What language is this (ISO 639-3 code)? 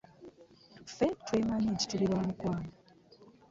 lug